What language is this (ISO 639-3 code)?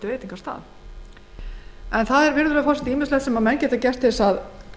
isl